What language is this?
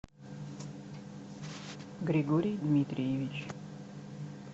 Russian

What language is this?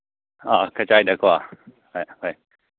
Manipuri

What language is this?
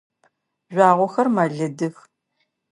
Adyghe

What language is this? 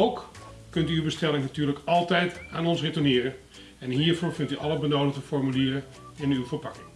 Dutch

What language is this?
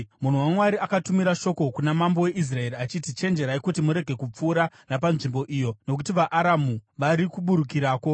Shona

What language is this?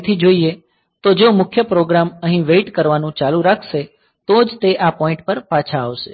Gujarati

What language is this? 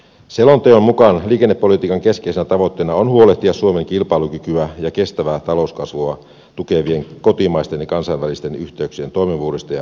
Finnish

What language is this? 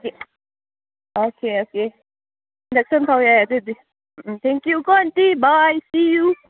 Manipuri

